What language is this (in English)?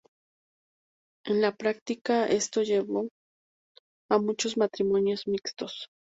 Spanish